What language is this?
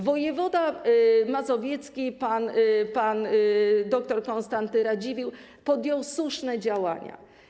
Polish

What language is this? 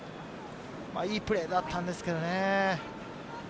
Japanese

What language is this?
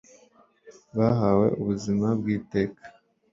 Kinyarwanda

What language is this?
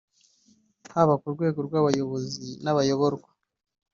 Kinyarwanda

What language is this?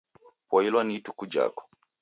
Taita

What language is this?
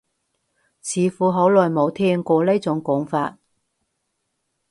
Cantonese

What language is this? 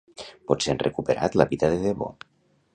Catalan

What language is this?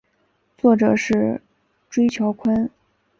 Chinese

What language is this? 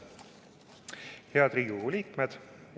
Estonian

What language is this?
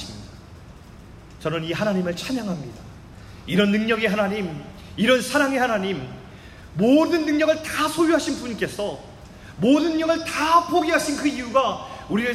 Korean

